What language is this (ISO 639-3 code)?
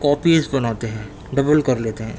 urd